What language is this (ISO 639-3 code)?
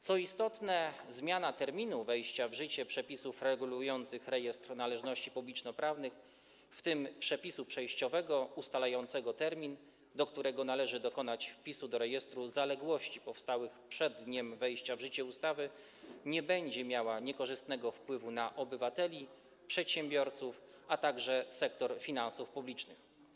pol